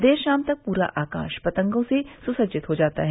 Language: Hindi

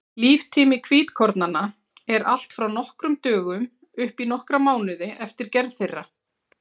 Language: Icelandic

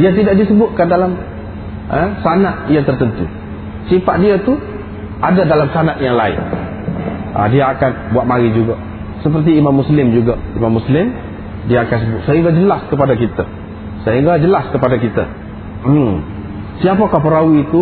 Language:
Malay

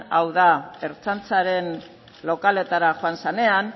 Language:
Basque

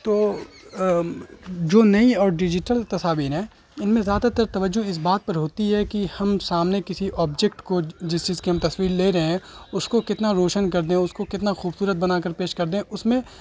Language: Urdu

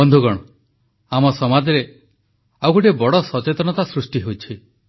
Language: Odia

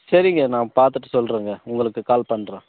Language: Tamil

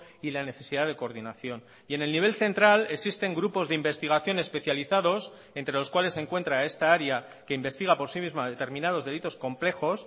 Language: Spanish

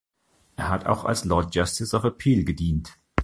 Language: German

